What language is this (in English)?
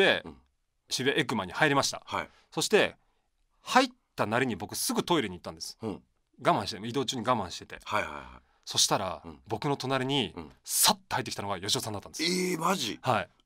Japanese